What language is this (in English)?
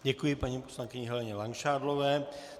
Czech